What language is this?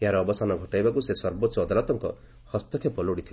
Odia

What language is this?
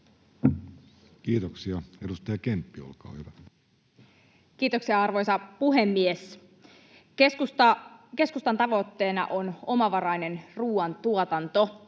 Finnish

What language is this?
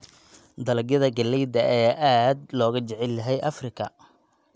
Somali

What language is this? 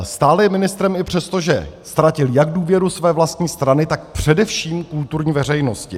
Czech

